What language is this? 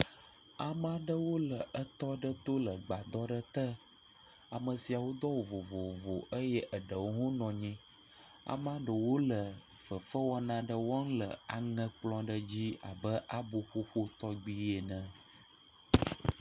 Ewe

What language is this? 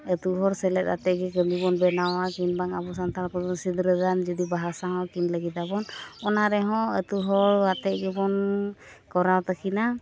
Santali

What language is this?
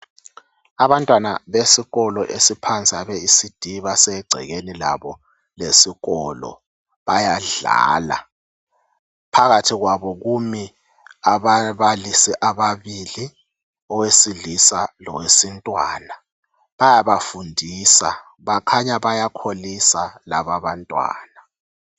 North Ndebele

